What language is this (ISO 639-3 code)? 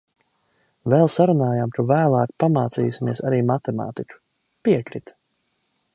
lav